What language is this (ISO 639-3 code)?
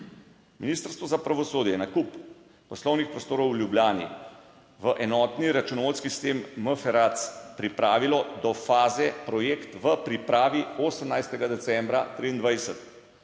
slv